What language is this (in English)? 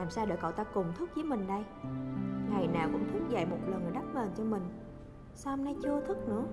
Vietnamese